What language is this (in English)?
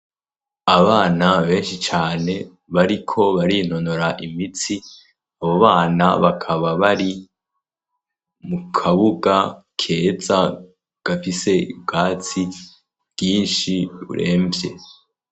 Rundi